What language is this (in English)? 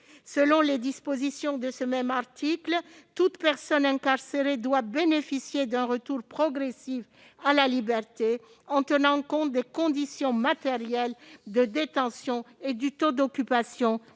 French